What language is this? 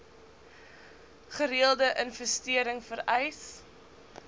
Afrikaans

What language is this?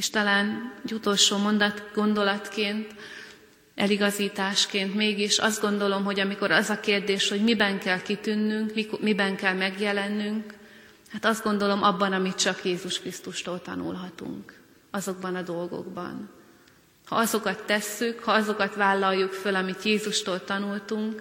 Hungarian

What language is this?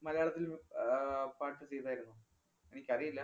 Malayalam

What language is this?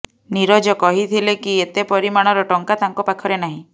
Odia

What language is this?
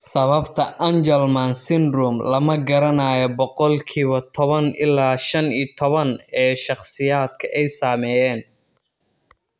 Somali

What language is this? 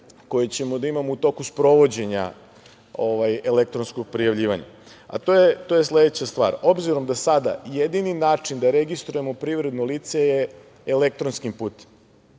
Serbian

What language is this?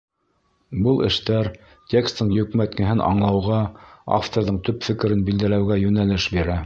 Bashkir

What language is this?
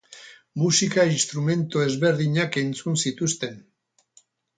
Basque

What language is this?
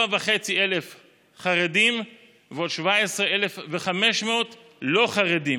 Hebrew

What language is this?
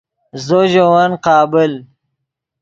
Yidgha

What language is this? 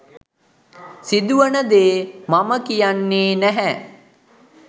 Sinhala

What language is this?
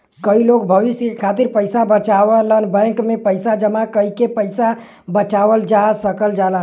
Bhojpuri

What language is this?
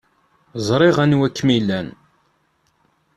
Kabyle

